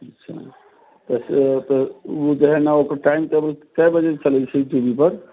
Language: Maithili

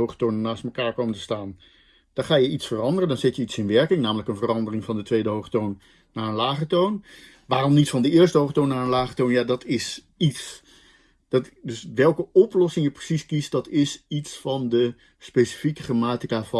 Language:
Dutch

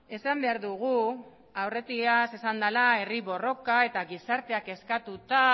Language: Basque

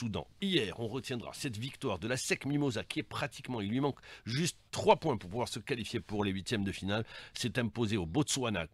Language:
French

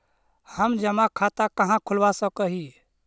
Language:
Magahi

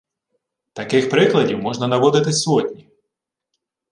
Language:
Ukrainian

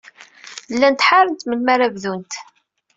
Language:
Kabyle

